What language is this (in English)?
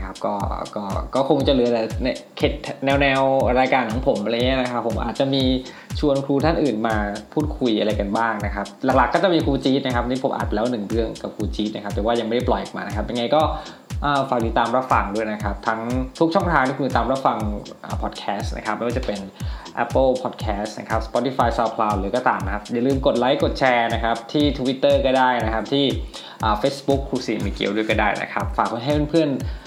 Thai